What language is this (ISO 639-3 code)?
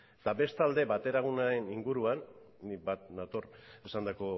eus